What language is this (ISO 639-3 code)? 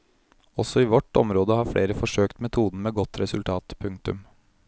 nor